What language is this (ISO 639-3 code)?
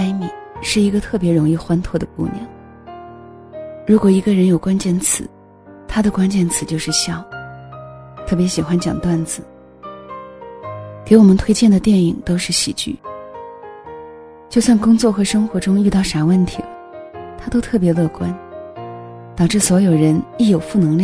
zho